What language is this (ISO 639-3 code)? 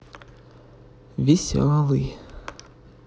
rus